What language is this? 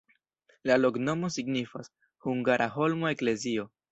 Esperanto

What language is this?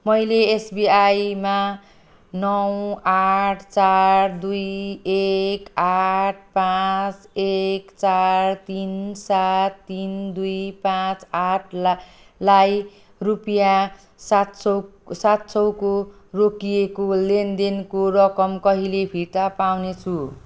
Nepali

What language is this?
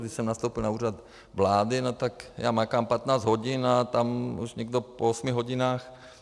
Czech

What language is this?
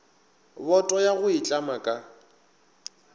Northern Sotho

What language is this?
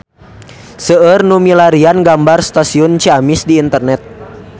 Sundanese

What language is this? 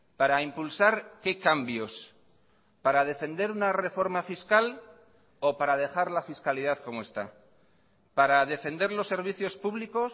Spanish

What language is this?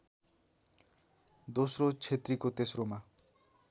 Nepali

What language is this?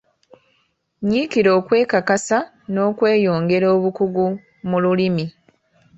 Ganda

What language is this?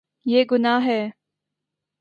Urdu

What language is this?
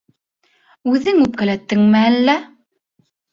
Bashkir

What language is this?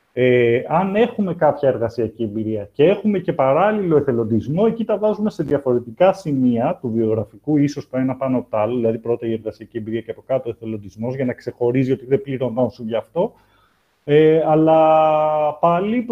Greek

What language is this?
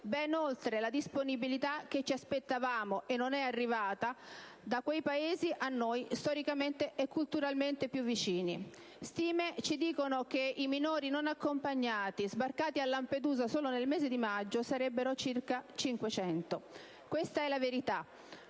Italian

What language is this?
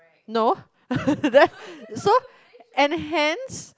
English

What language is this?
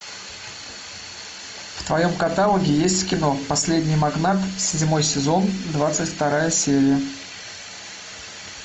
Russian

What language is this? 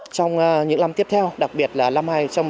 Vietnamese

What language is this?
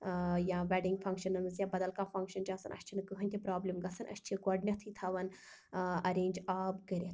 Kashmiri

